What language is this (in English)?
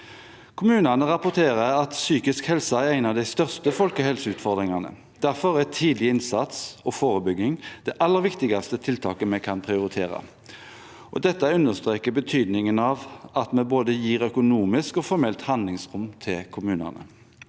Norwegian